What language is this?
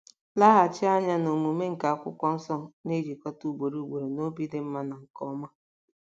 Igbo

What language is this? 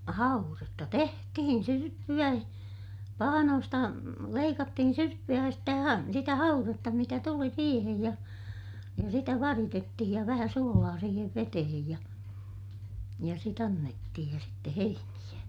Finnish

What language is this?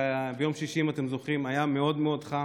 Hebrew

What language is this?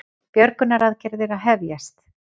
Icelandic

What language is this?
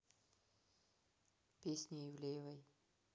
Russian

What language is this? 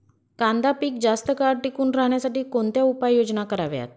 Marathi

